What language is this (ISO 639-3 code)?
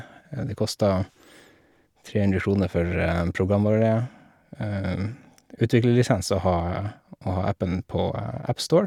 nor